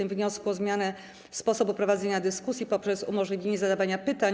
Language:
Polish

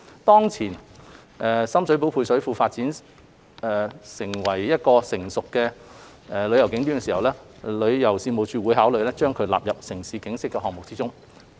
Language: Cantonese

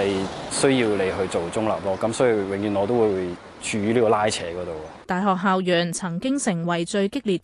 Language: Chinese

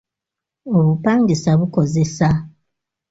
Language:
Ganda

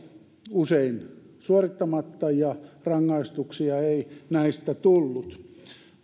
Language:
Finnish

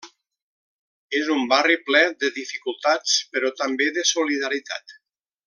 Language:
Catalan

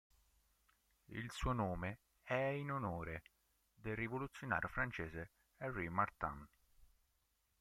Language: Italian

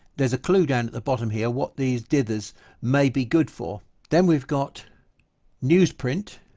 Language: English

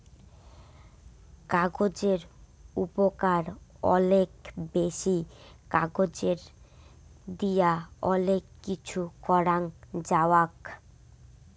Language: Bangla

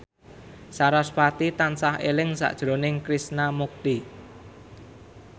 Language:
Javanese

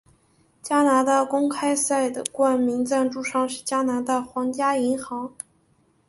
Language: Chinese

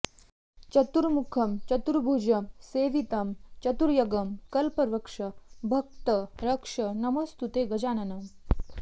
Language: Sanskrit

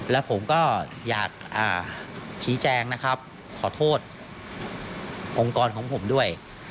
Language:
Thai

